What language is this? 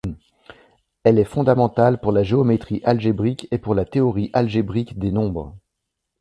French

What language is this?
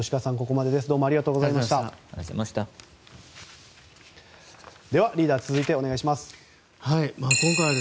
Japanese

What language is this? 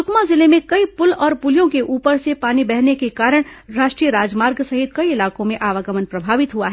Hindi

